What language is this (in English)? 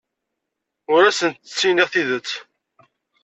Kabyle